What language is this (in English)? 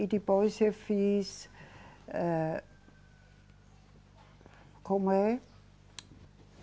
Portuguese